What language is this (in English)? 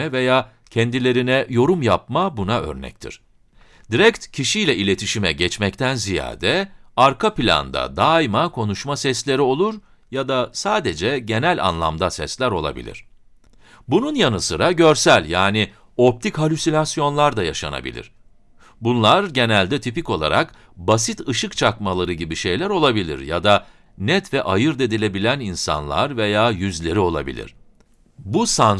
Turkish